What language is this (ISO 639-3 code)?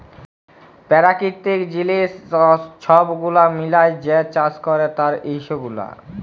ben